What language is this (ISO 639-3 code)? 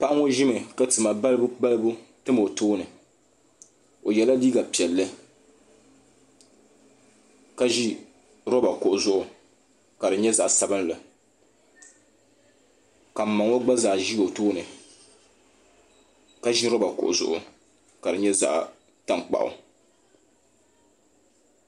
dag